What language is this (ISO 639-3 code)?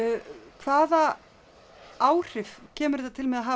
isl